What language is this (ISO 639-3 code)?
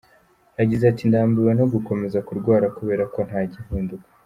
kin